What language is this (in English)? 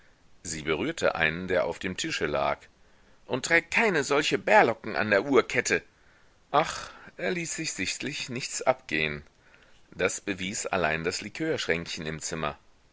German